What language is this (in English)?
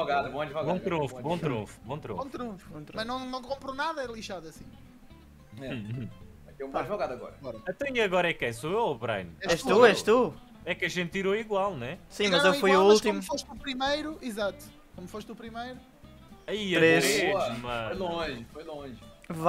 Portuguese